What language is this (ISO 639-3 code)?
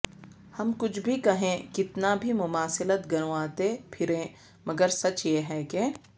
urd